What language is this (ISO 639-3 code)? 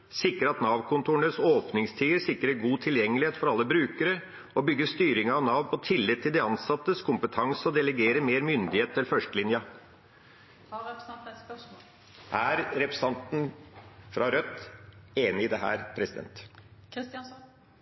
nob